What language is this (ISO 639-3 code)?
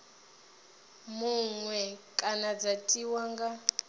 ven